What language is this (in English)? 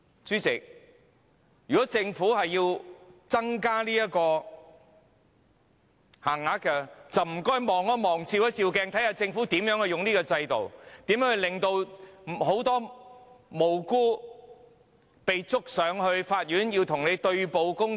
Cantonese